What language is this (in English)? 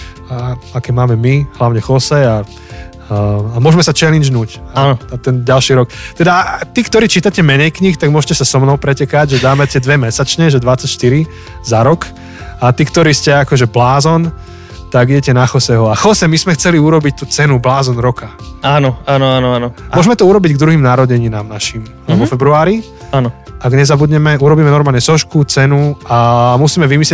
Slovak